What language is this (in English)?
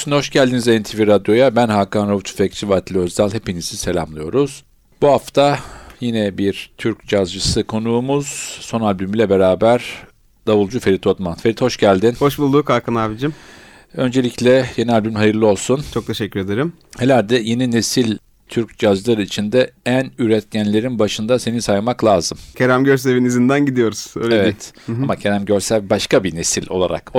Turkish